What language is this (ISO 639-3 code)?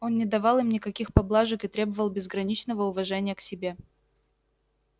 rus